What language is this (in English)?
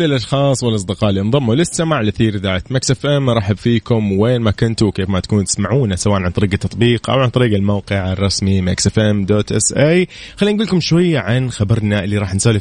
Arabic